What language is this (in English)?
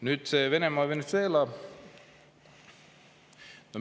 Estonian